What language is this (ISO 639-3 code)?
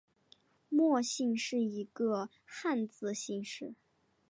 zho